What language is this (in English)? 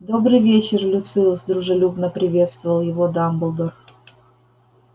Russian